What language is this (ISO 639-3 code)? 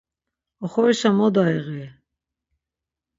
lzz